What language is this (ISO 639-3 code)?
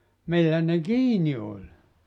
fin